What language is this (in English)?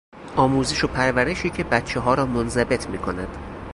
Persian